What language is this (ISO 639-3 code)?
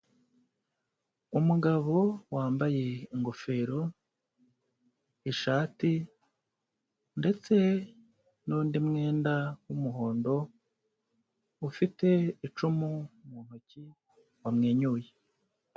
kin